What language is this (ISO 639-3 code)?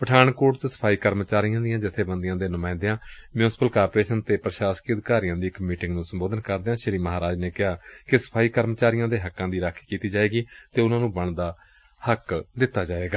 pan